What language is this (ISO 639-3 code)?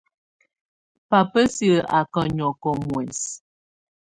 tvu